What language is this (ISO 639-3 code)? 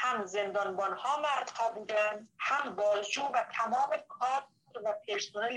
fas